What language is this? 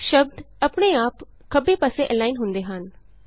Punjabi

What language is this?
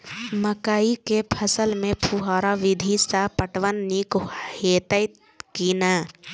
Maithili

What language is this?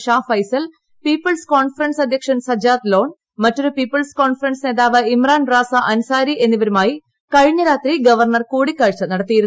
Malayalam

